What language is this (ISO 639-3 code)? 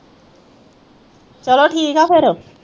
pan